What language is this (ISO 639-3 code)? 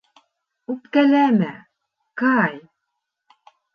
bak